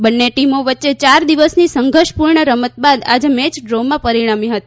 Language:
Gujarati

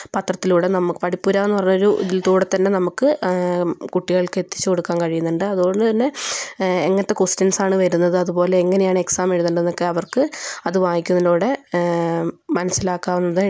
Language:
Malayalam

